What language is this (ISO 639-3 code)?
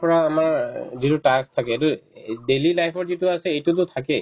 asm